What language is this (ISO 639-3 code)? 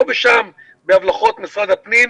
heb